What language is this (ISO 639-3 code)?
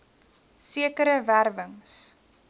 afr